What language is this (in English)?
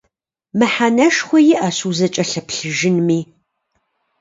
Kabardian